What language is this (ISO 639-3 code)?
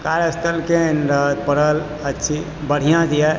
mai